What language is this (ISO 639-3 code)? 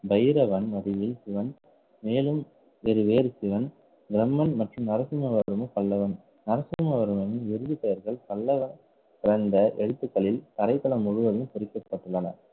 tam